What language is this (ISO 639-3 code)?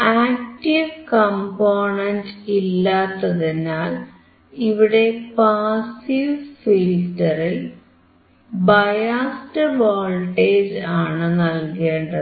mal